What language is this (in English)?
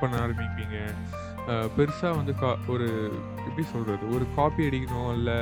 Tamil